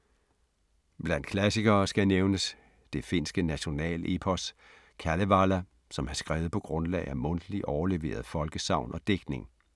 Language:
Danish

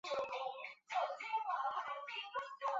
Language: Chinese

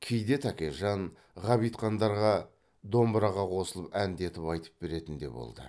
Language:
Kazakh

